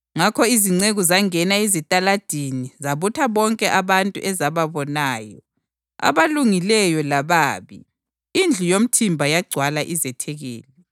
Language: North Ndebele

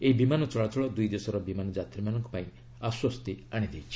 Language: Odia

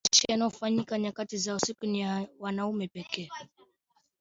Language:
Swahili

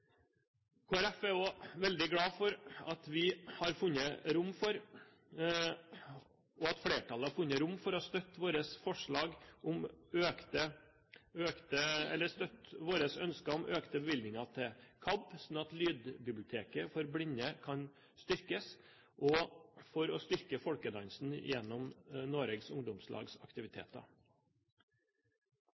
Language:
Norwegian Bokmål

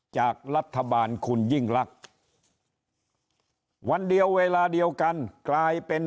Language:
Thai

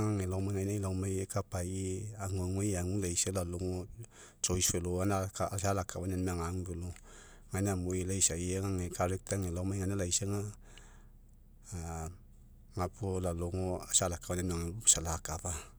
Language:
Mekeo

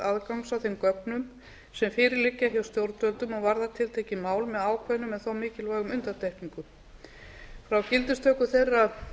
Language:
Icelandic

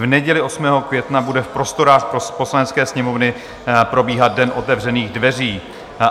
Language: Czech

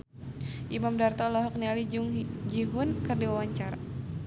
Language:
Sundanese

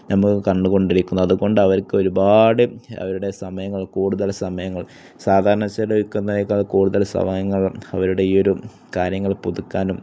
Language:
Malayalam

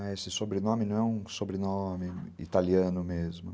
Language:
Portuguese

